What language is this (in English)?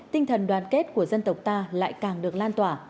Vietnamese